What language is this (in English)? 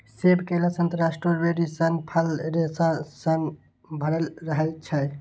Maithili